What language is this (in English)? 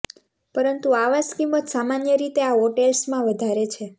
Gujarati